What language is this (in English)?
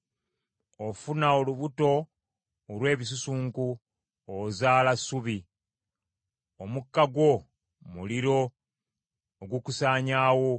Ganda